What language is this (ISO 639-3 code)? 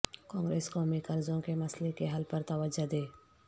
urd